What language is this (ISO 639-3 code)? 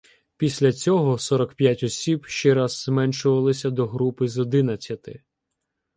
ukr